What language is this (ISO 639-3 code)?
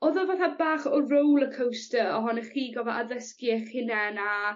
cym